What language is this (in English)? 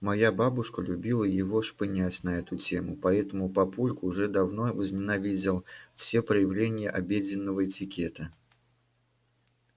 Russian